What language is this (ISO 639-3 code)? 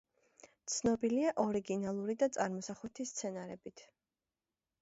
kat